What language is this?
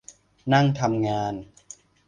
Thai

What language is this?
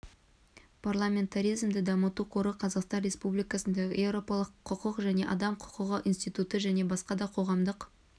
Kazakh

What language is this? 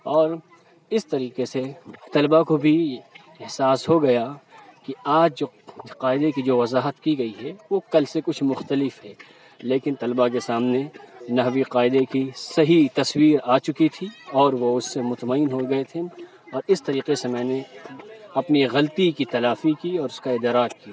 Urdu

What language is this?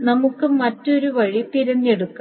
Malayalam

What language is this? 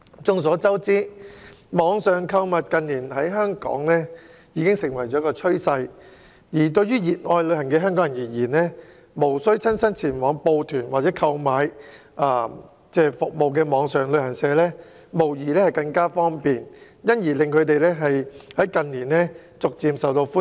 Cantonese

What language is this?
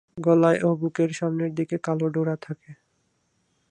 Bangla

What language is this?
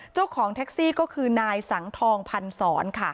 Thai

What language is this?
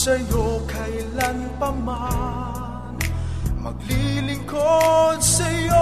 Filipino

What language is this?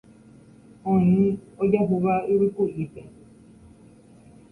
Guarani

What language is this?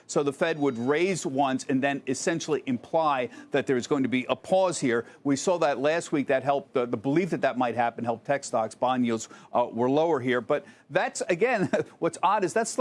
English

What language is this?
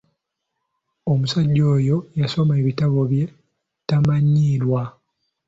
Ganda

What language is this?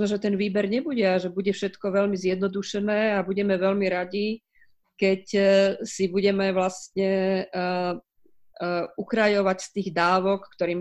Slovak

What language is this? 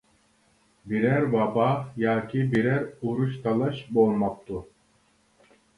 Uyghur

